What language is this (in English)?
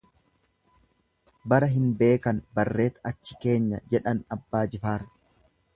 Oromo